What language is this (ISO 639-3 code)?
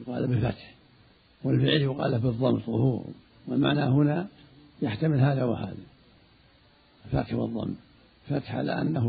ara